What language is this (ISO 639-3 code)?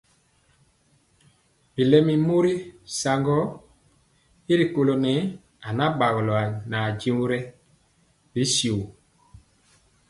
mcx